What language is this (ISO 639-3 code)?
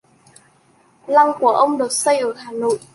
vie